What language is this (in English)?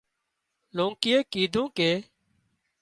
Wadiyara Koli